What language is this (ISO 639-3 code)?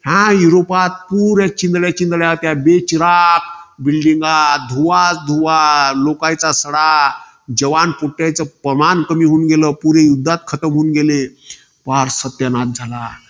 mar